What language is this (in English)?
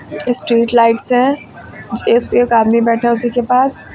Hindi